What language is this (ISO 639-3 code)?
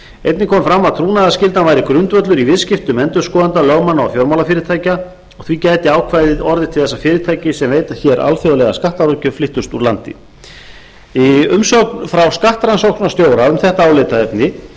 isl